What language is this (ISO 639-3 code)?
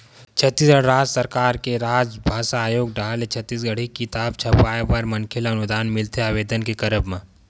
hne